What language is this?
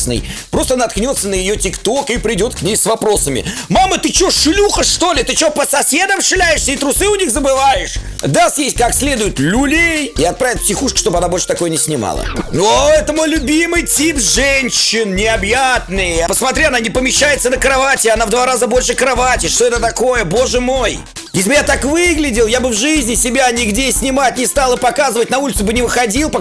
Russian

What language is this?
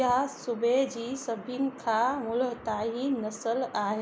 Sindhi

